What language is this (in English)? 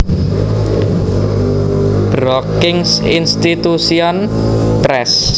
Javanese